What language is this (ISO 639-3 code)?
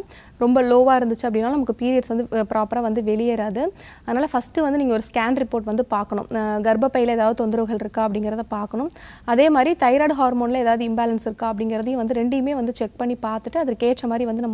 hin